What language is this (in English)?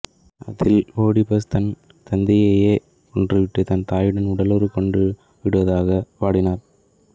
Tamil